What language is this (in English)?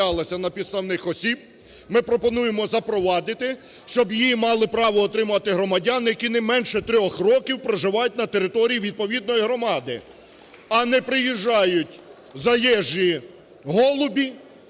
Ukrainian